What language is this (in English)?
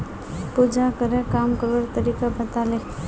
Magahi